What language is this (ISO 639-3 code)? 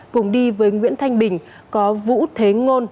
vie